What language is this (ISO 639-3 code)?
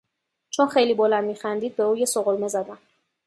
fas